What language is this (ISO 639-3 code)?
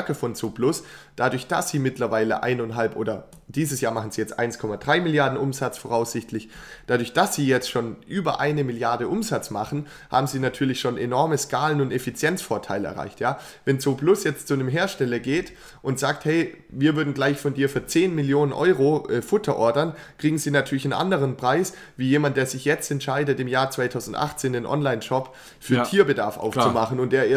deu